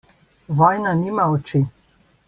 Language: Slovenian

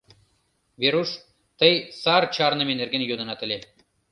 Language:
Mari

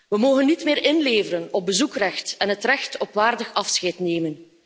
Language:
Dutch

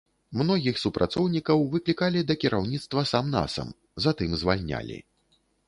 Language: Belarusian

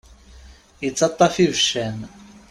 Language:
Kabyle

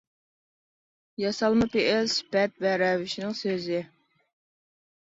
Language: Uyghur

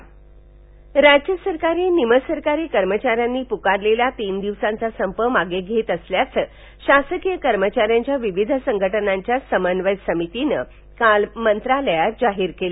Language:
Marathi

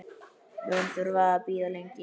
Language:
Icelandic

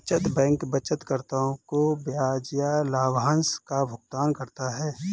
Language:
Hindi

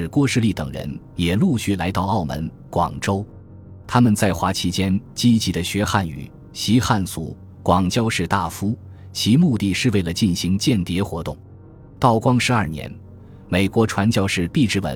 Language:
Chinese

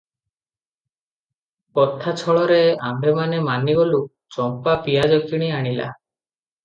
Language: Odia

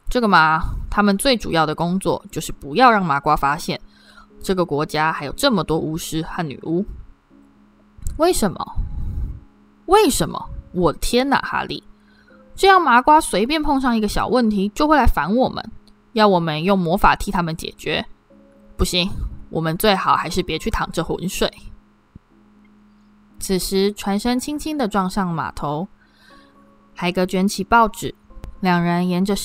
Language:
Chinese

